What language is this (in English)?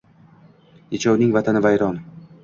Uzbek